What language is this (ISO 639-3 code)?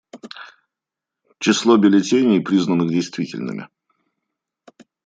rus